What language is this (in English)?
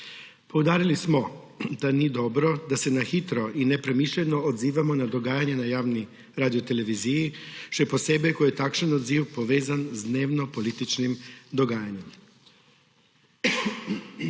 Slovenian